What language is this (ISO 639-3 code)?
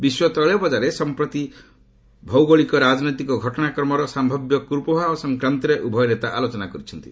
ori